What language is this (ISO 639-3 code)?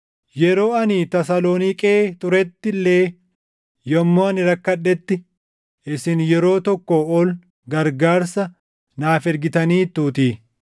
orm